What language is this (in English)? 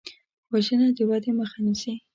Pashto